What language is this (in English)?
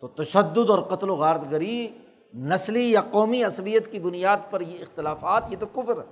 Urdu